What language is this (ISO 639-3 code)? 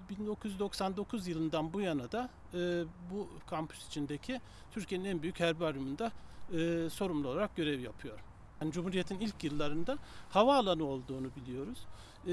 tur